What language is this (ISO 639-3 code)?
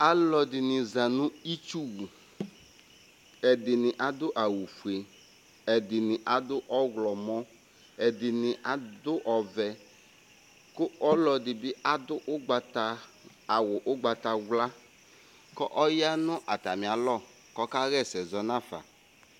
kpo